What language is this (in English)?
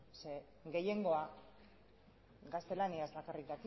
Basque